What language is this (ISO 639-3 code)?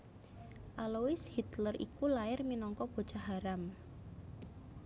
jav